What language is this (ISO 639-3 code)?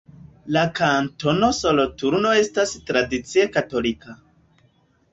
epo